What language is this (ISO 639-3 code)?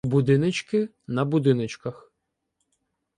ukr